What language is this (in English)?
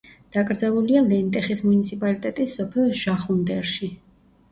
Georgian